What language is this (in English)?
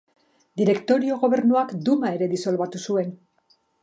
Basque